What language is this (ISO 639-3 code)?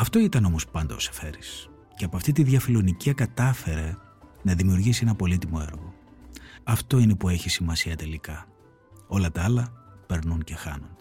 ell